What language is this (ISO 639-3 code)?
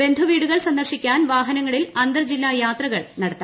mal